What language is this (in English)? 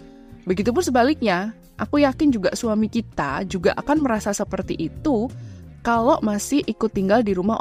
Indonesian